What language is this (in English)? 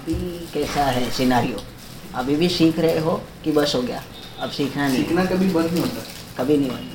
Hindi